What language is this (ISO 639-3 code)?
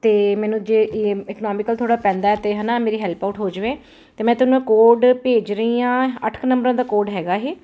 pan